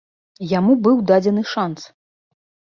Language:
Belarusian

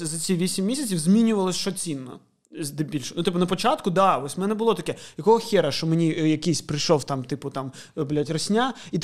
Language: Ukrainian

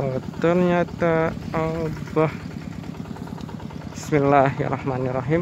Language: Indonesian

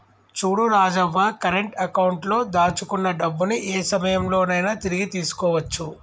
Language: Telugu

